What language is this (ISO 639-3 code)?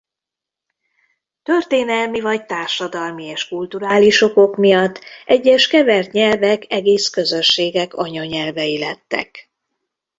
hun